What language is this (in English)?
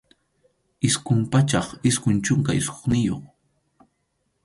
Arequipa-La Unión Quechua